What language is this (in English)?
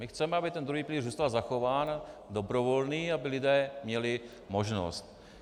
Czech